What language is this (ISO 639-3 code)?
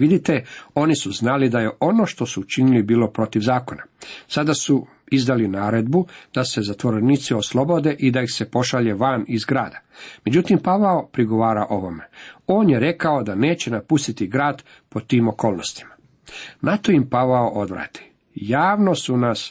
hrv